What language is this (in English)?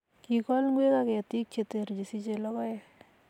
Kalenjin